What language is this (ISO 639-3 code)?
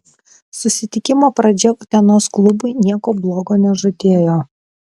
lit